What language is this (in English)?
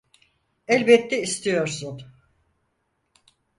Turkish